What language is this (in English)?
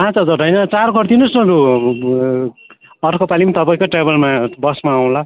Nepali